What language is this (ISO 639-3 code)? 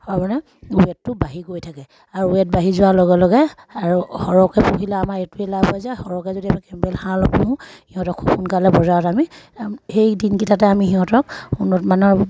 asm